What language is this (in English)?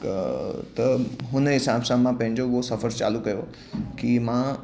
Sindhi